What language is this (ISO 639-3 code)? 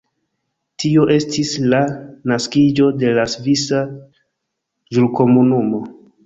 epo